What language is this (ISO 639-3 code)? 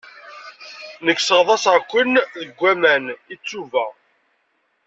kab